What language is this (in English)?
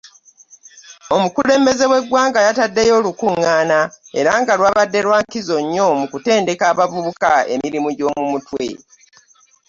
Ganda